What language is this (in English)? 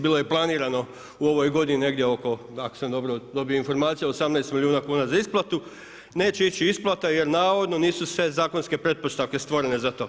Croatian